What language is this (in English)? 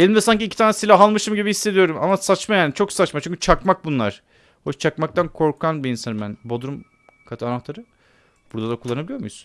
Turkish